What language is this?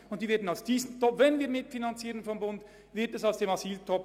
Swiss German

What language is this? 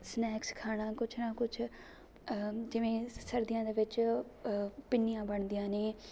Punjabi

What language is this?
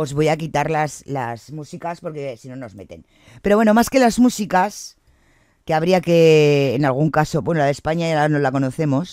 Spanish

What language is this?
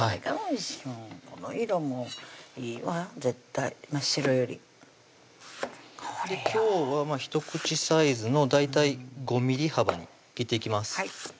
Japanese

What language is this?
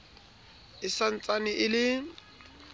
Southern Sotho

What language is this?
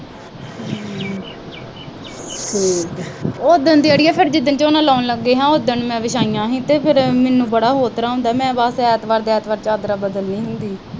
Punjabi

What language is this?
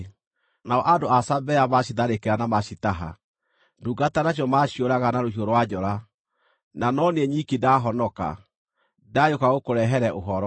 Kikuyu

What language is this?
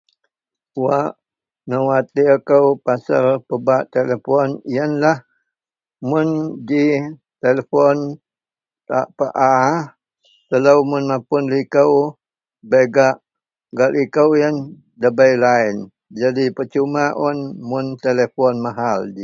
Central Melanau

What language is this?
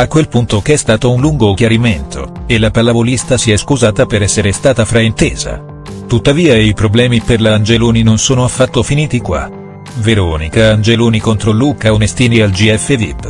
Italian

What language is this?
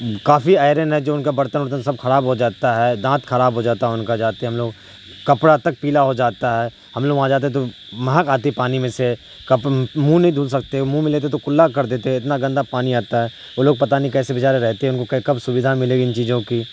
Urdu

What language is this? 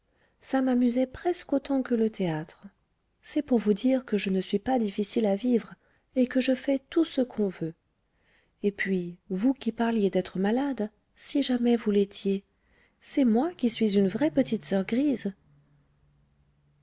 French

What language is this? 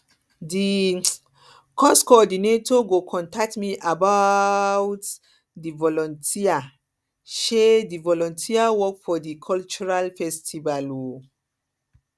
Nigerian Pidgin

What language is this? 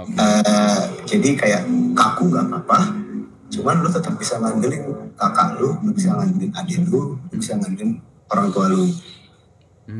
Indonesian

